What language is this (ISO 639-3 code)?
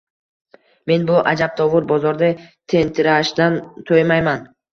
uzb